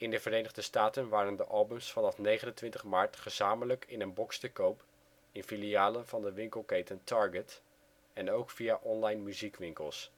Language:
Dutch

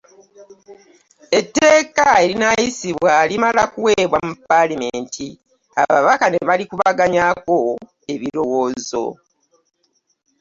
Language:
Ganda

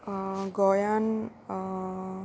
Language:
Konkani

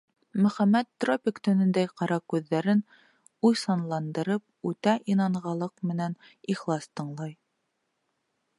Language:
Bashkir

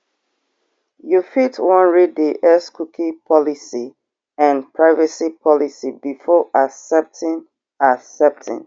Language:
Nigerian Pidgin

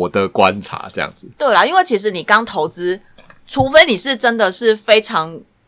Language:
Chinese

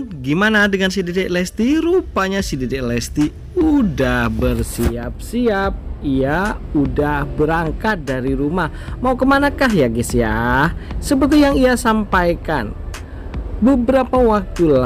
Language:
Indonesian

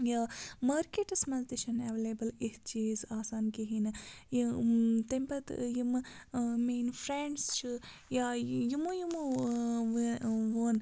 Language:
Kashmiri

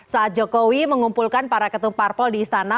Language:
Indonesian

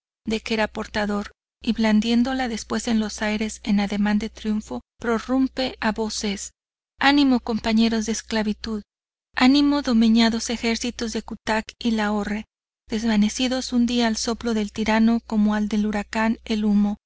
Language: Spanish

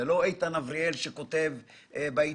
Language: Hebrew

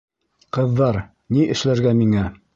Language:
Bashkir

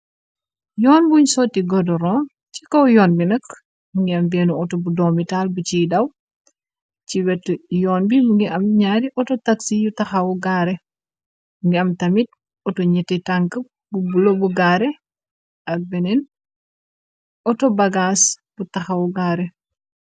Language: Wolof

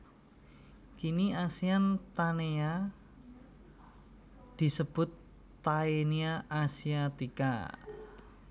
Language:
Javanese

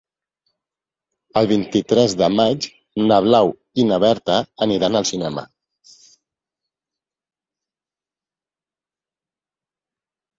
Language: Catalan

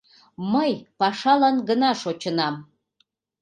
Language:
Mari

